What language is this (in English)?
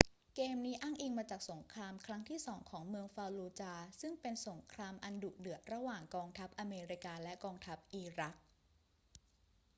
Thai